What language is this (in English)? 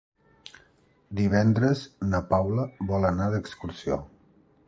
Catalan